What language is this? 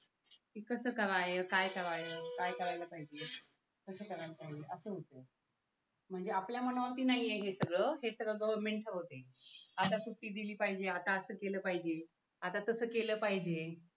Marathi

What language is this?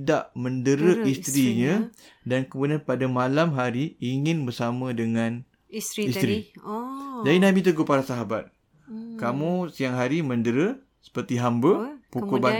Malay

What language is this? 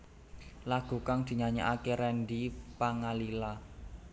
Javanese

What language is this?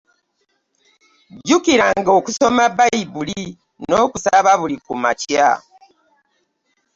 Ganda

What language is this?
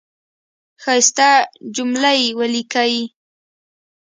Pashto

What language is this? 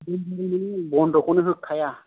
Bodo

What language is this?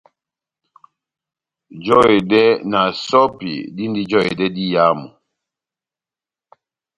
Batanga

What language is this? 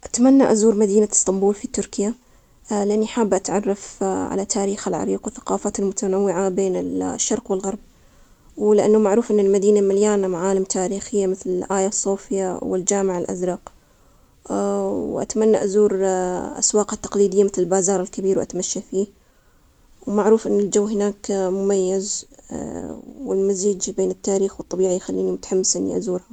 Omani Arabic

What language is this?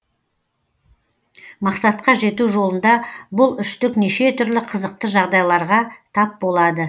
Kazakh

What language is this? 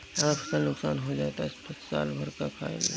Bhojpuri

